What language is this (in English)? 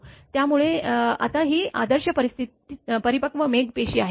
Marathi